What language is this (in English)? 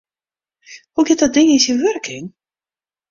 Western Frisian